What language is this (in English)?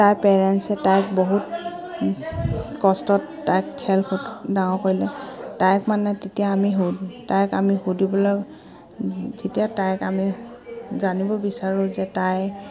Assamese